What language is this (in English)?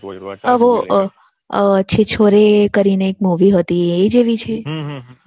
Gujarati